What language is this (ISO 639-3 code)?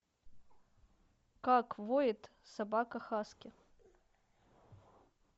rus